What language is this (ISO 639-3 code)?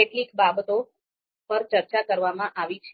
guj